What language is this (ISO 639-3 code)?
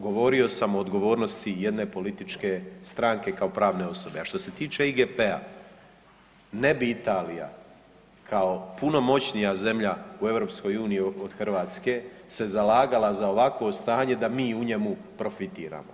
hrv